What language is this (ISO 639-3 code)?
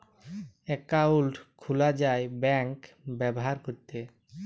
ben